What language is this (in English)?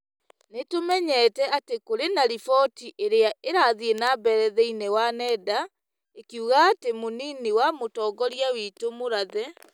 Kikuyu